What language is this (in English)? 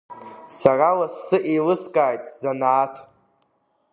Abkhazian